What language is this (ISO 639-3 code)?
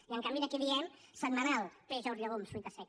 cat